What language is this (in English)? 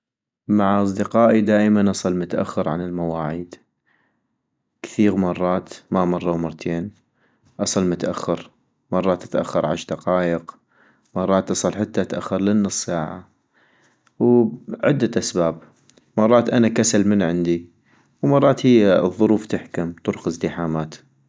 North Mesopotamian Arabic